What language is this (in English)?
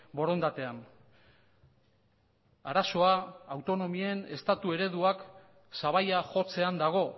Basque